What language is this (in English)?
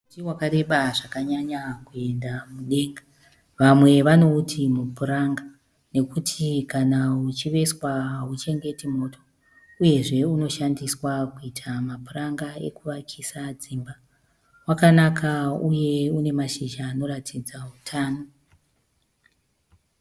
Shona